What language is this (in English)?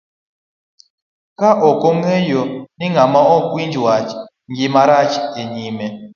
Luo (Kenya and Tanzania)